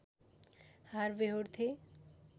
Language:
Nepali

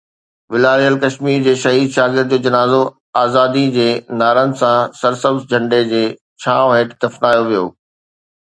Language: Sindhi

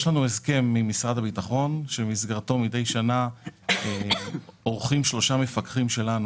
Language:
Hebrew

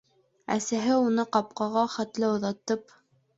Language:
Bashkir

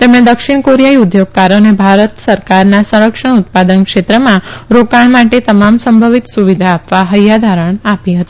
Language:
Gujarati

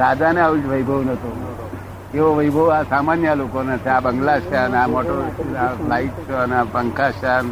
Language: Gujarati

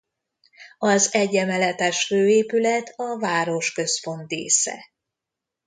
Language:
Hungarian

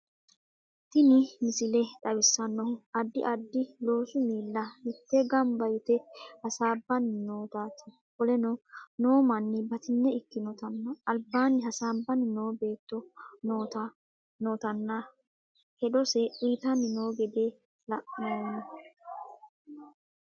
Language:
Sidamo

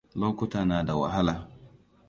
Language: Hausa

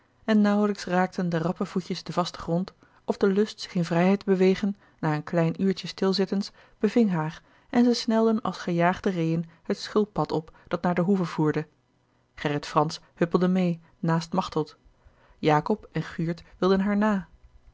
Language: Dutch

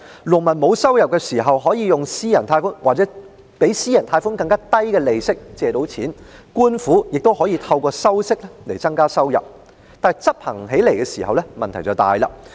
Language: Cantonese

